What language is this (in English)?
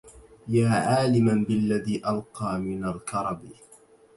Arabic